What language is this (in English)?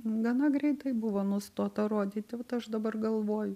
Lithuanian